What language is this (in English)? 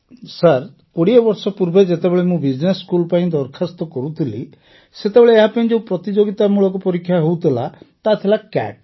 Odia